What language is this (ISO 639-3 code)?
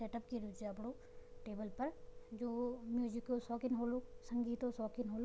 gbm